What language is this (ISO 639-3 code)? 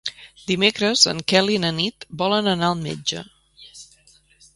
cat